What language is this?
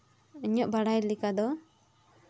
Santali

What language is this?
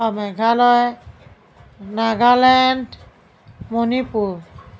Assamese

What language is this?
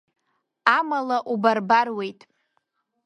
Abkhazian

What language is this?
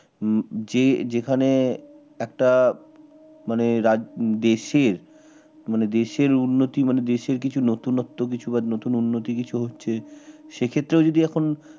Bangla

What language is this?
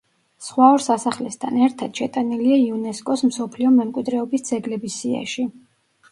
Georgian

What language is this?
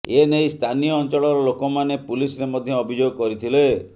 Odia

